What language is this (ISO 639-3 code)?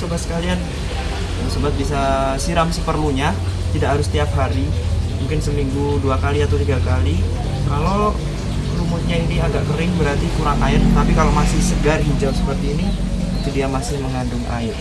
ind